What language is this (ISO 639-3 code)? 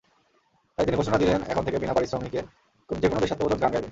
ben